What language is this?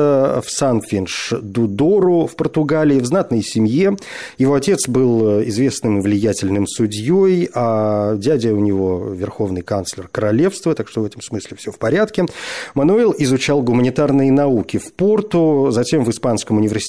Russian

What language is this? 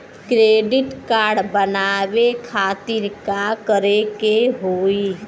Bhojpuri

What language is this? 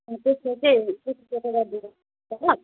Nepali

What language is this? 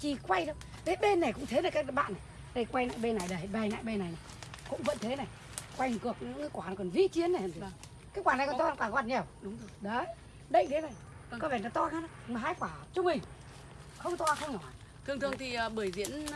Vietnamese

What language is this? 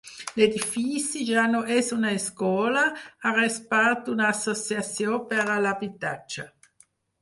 Catalan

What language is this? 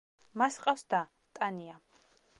Georgian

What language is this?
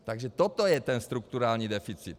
Czech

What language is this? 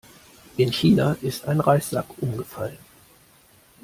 German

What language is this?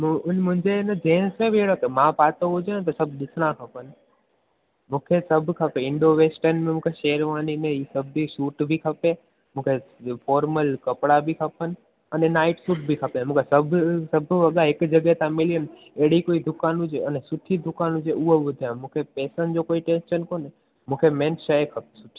Sindhi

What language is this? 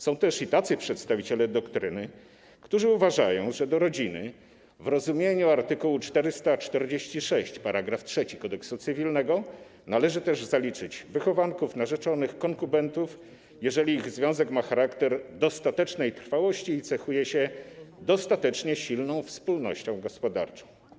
Polish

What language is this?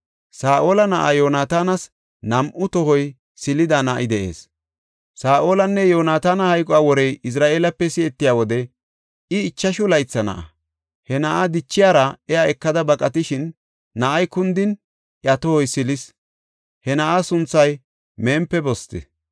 Gofa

